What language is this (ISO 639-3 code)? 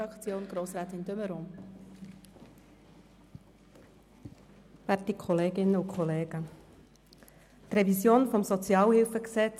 gsw